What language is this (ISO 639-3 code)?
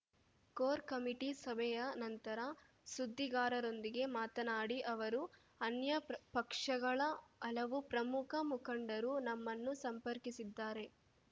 kan